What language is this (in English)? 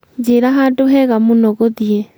Kikuyu